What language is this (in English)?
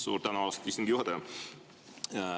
Estonian